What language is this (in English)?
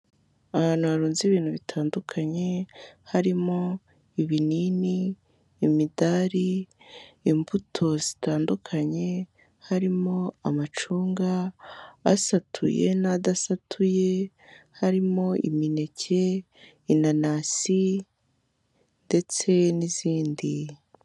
Kinyarwanda